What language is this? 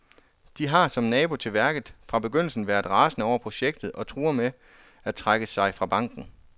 Danish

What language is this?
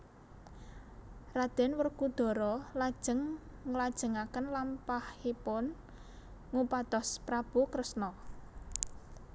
Javanese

